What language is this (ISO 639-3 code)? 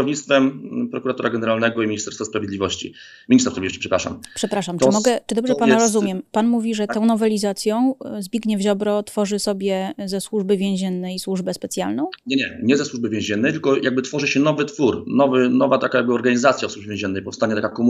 pol